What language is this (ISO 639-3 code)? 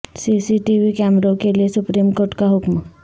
urd